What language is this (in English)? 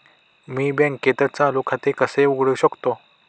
Marathi